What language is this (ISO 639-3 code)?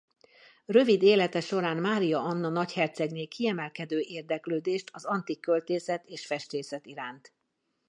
hun